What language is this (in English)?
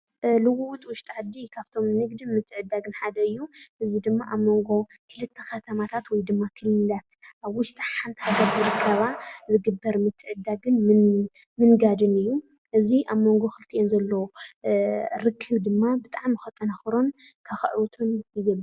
Tigrinya